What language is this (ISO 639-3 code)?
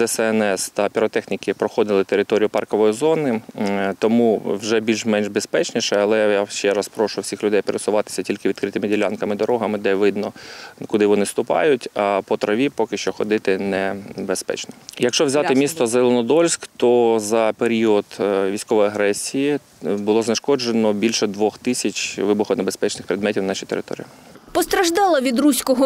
ukr